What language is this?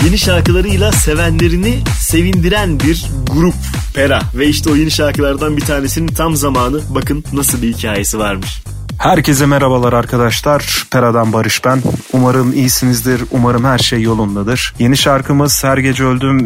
Turkish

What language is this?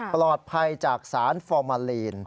Thai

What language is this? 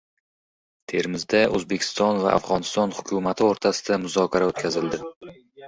Uzbek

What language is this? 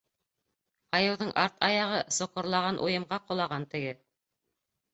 Bashkir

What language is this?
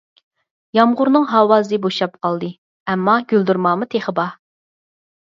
Uyghur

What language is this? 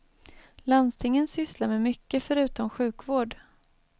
Swedish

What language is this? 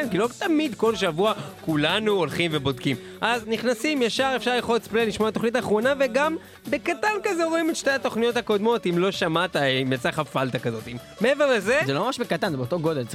Hebrew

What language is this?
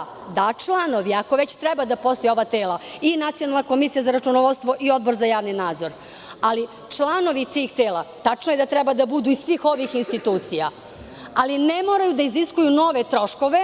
Serbian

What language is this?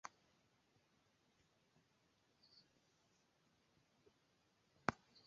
Esperanto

